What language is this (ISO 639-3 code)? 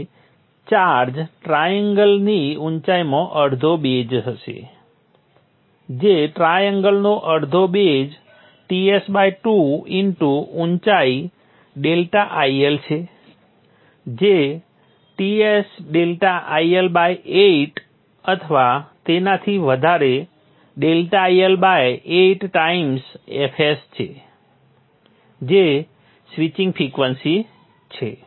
guj